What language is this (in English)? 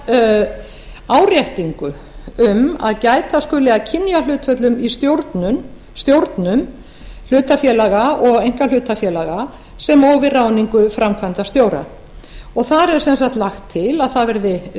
Icelandic